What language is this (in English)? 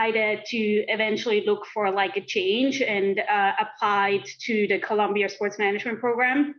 English